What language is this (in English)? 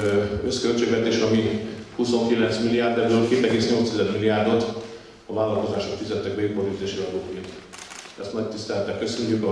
Hungarian